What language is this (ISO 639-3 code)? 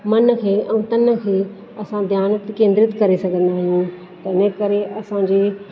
snd